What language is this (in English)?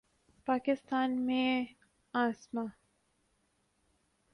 Urdu